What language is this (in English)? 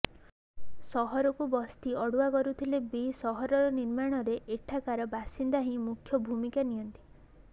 Odia